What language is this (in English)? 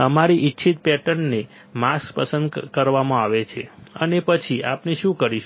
Gujarati